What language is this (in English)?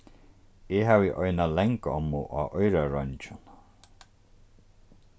Faroese